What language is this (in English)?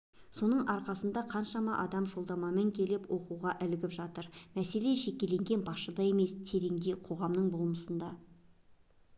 Kazakh